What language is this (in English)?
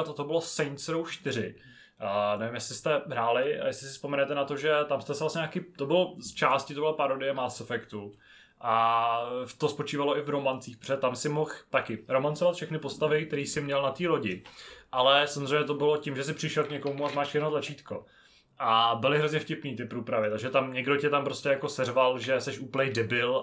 Czech